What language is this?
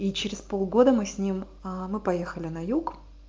Russian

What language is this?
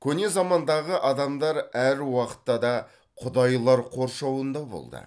Kazakh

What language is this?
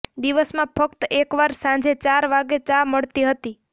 Gujarati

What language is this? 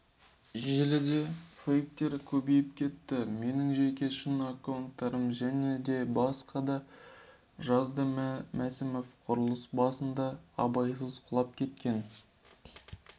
Kazakh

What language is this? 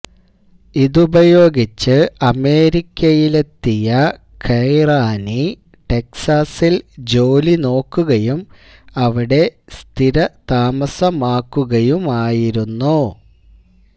Malayalam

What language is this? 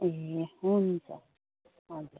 Nepali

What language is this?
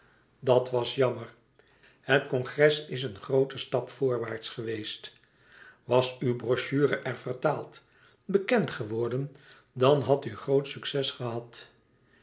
Dutch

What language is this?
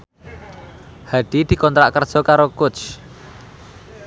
Javanese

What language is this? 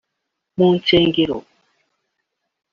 Kinyarwanda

